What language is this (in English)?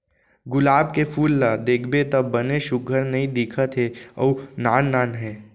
Chhattisgarhi